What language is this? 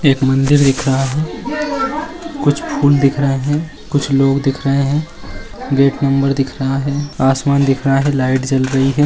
Magahi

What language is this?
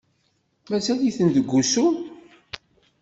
Kabyle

